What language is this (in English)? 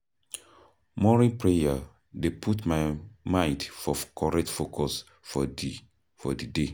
Nigerian Pidgin